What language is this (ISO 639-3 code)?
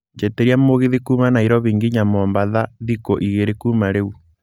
kik